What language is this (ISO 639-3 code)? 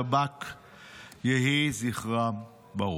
heb